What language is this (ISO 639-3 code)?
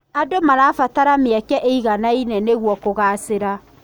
kik